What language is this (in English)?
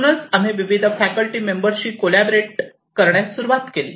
Marathi